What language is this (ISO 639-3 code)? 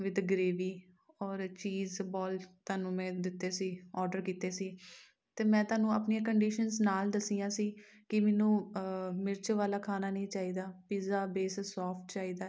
pan